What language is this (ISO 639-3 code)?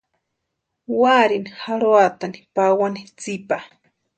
pua